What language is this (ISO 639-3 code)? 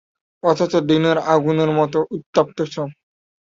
ben